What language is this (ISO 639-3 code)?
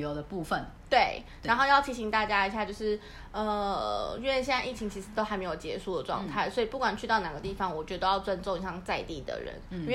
zho